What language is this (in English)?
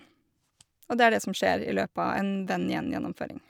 Norwegian